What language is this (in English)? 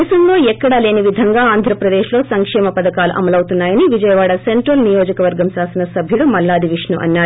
Telugu